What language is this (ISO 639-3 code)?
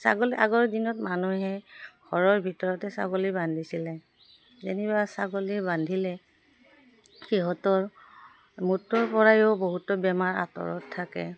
asm